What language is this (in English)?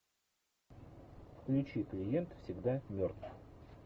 Russian